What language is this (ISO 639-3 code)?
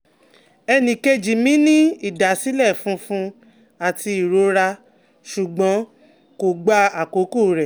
yor